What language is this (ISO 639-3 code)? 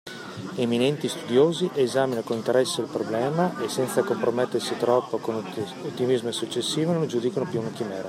ita